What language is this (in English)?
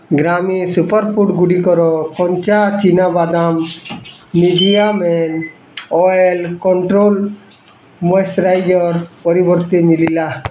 Odia